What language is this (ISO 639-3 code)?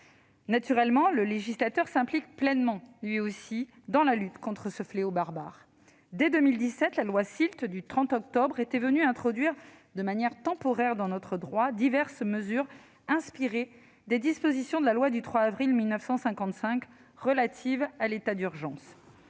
fra